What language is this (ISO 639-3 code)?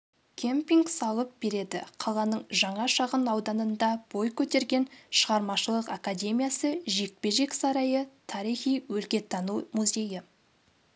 kaz